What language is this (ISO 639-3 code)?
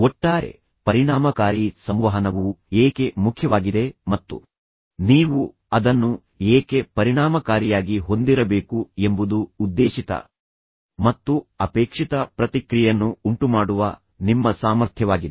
kan